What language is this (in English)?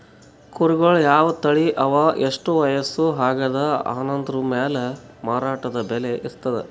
Kannada